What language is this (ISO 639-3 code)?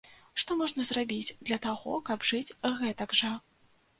bel